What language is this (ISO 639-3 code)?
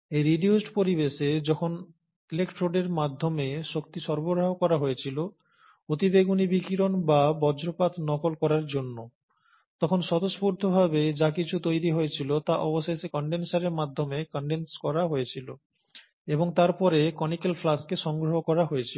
ben